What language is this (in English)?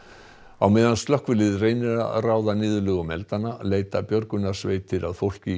Icelandic